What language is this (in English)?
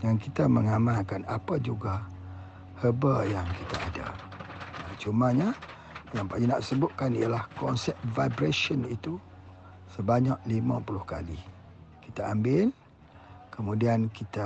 Malay